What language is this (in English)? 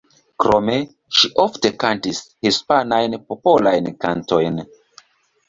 Esperanto